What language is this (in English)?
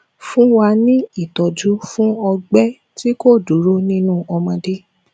Yoruba